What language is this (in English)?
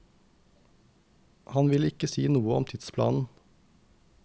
Norwegian